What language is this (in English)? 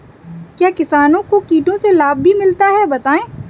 Hindi